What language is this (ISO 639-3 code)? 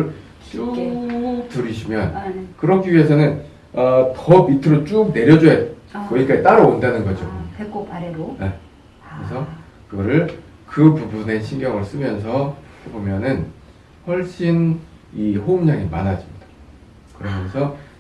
kor